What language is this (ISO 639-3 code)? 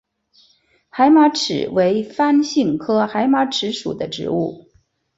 zho